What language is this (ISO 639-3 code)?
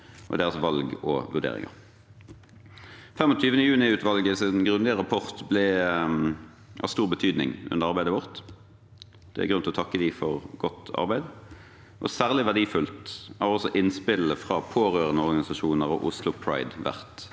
nor